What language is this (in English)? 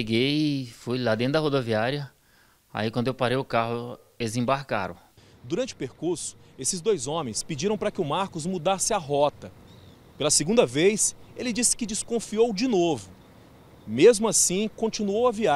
Portuguese